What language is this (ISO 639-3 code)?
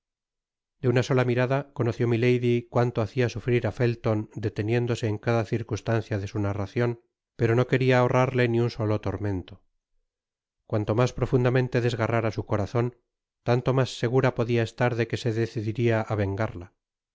spa